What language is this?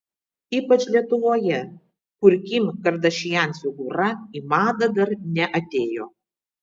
Lithuanian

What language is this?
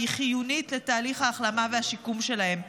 Hebrew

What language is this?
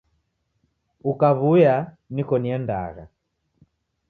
Taita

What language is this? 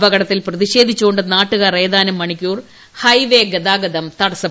Malayalam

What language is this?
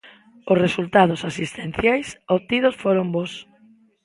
Galician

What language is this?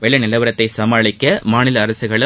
Tamil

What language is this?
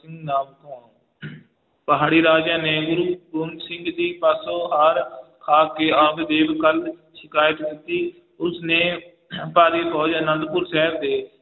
Punjabi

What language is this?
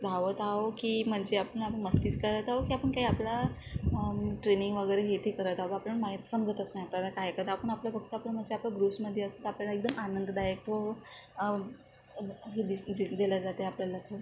Marathi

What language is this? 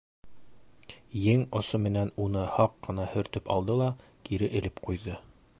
Bashkir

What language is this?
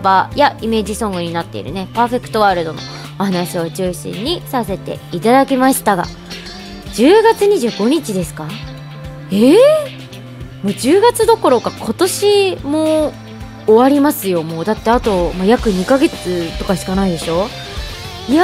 Japanese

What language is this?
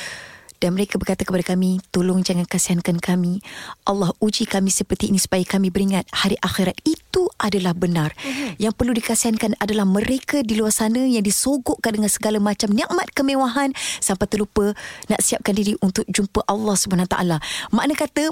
Malay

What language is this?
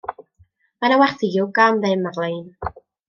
Welsh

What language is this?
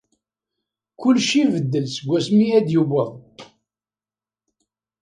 Kabyle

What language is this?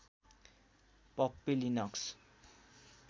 Nepali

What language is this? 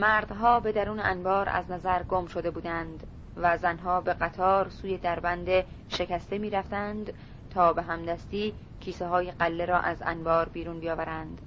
Persian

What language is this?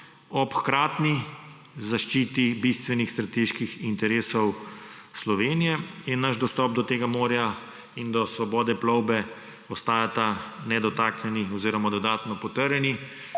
Slovenian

